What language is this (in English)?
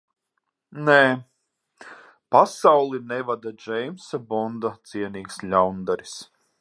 Latvian